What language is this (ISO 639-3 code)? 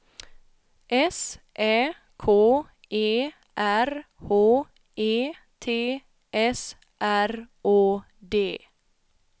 swe